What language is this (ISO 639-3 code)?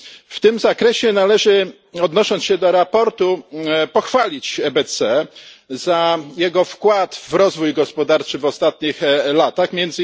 pol